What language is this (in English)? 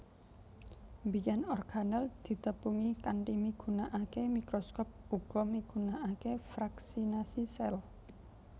Javanese